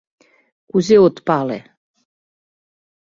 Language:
Mari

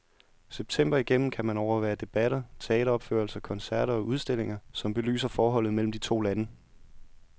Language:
Danish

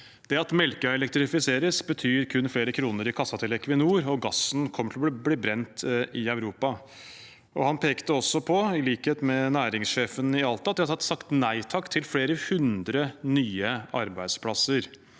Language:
Norwegian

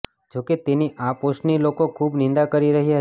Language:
Gujarati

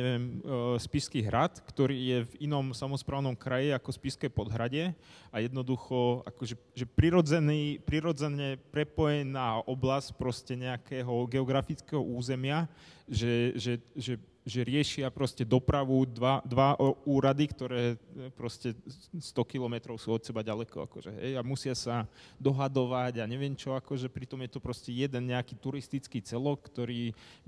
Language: Slovak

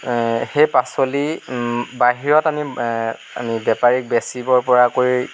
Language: Assamese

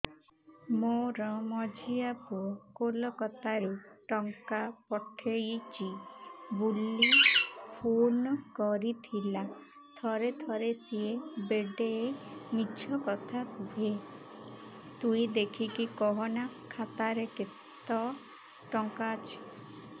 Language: Odia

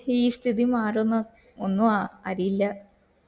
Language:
Malayalam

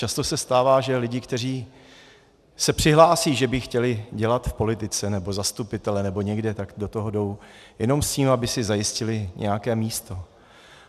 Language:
Czech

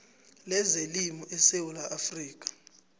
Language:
South Ndebele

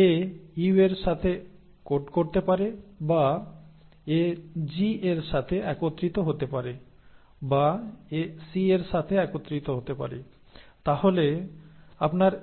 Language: Bangla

